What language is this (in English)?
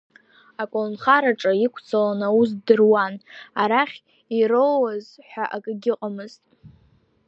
Abkhazian